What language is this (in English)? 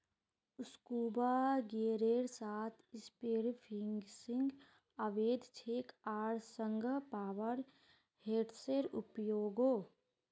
Magahi